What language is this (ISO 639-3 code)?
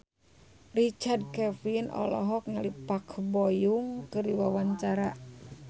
sun